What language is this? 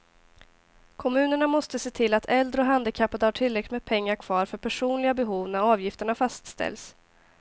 Swedish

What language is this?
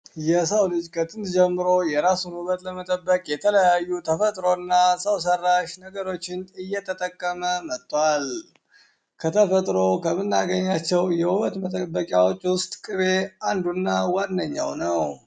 Amharic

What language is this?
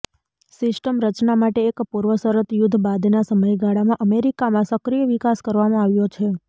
Gujarati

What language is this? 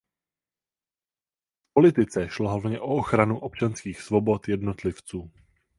Czech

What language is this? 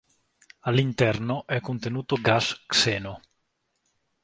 Italian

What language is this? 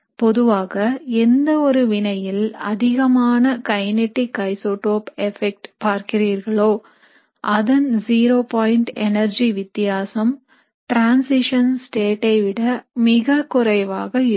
Tamil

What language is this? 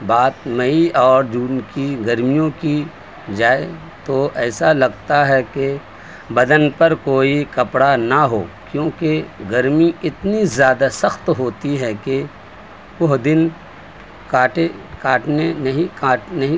Urdu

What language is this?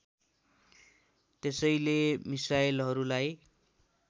Nepali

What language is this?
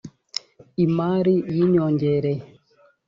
Kinyarwanda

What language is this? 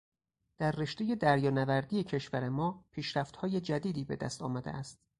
Persian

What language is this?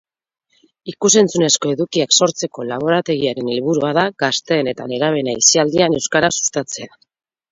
Basque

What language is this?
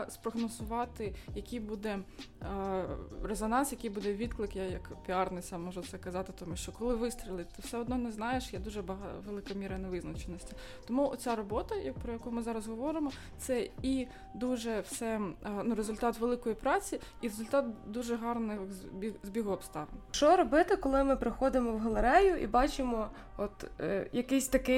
Ukrainian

